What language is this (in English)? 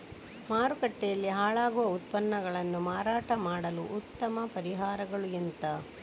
Kannada